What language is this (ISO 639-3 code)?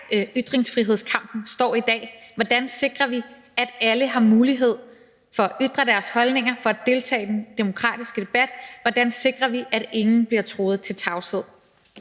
dan